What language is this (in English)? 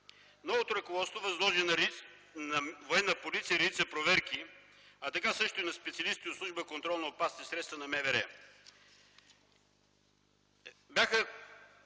Bulgarian